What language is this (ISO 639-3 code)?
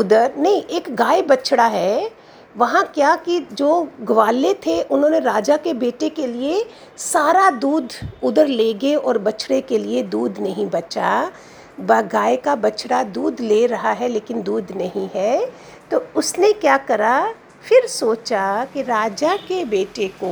hin